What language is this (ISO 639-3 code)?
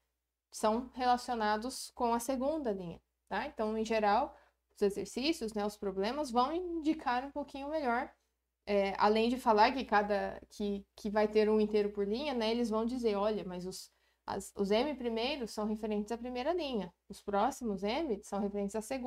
por